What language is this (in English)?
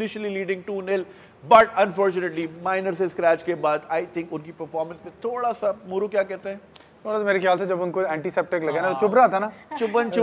Hindi